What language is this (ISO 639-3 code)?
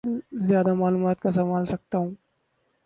urd